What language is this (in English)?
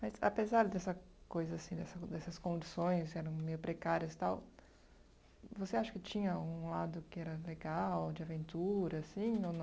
Portuguese